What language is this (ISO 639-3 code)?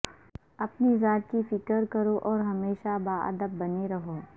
urd